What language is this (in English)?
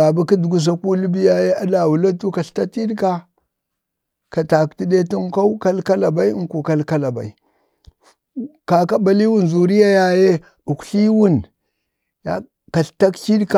Bade